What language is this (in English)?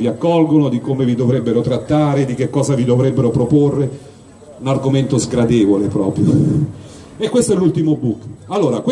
Italian